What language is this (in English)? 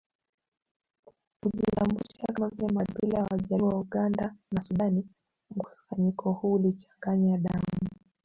Swahili